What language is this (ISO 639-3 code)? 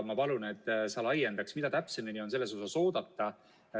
est